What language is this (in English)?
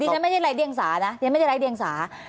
Thai